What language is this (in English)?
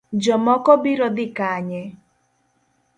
Luo (Kenya and Tanzania)